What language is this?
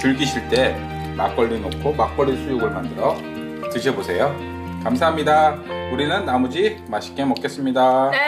Korean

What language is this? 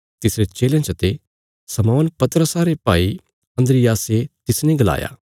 Bilaspuri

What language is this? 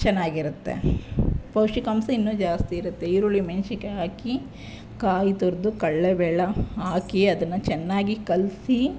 Kannada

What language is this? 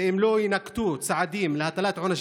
Hebrew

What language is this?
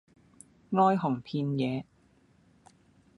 Cantonese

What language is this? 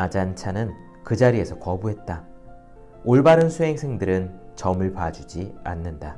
Korean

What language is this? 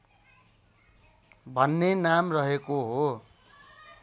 Nepali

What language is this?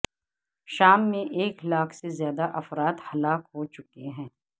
Urdu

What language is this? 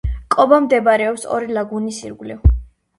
Georgian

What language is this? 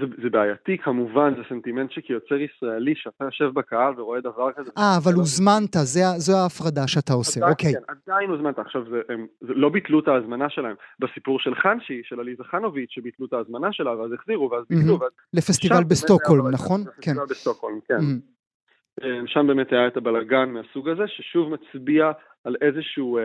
Hebrew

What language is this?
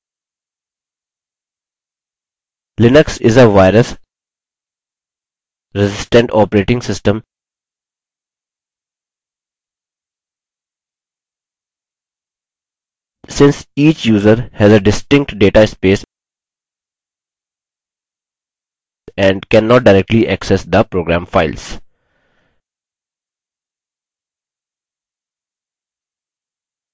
Hindi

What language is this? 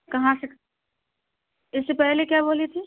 Urdu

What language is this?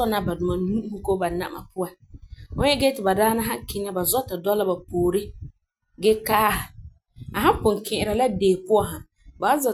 Frafra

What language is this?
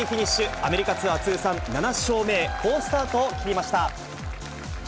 Japanese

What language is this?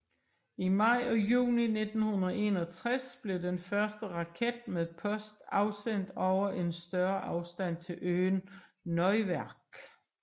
Danish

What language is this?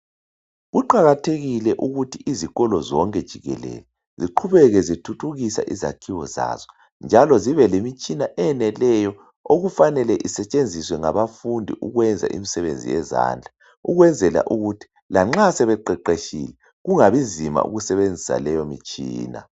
North Ndebele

